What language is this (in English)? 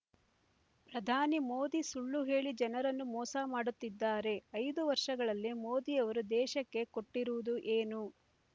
Kannada